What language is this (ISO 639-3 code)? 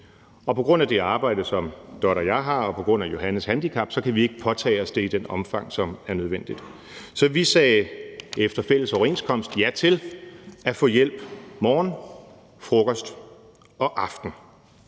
dan